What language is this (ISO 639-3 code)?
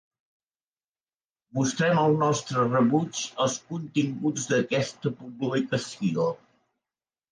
cat